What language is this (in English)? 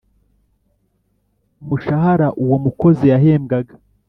Kinyarwanda